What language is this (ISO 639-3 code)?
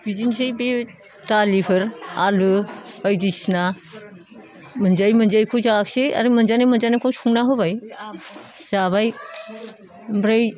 brx